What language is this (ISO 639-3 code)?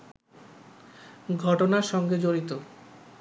ben